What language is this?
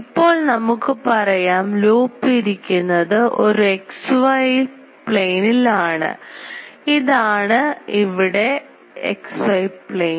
Malayalam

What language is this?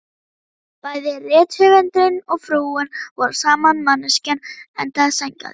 Icelandic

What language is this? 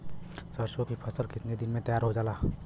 Bhojpuri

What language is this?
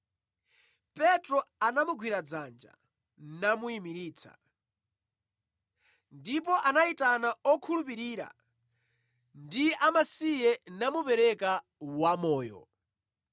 Nyanja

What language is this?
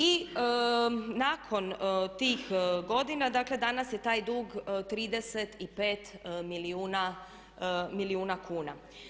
Croatian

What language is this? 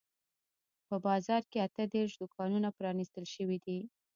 Pashto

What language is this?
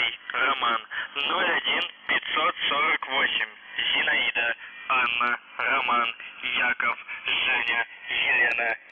Russian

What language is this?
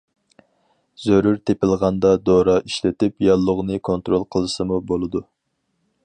Uyghur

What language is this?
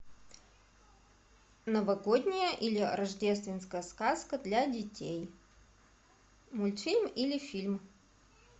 Russian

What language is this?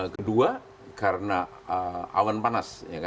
Indonesian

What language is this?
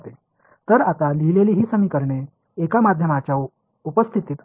Marathi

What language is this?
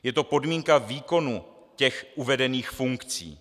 Czech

